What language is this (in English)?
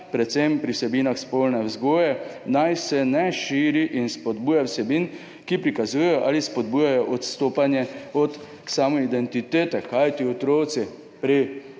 Slovenian